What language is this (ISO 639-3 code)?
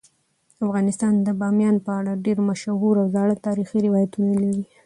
pus